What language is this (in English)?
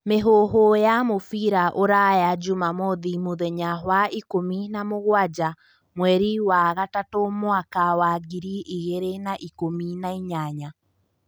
Kikuyu